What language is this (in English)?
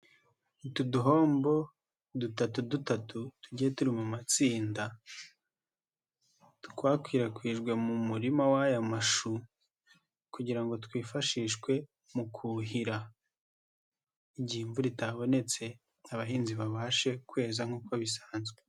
Kinyarwanda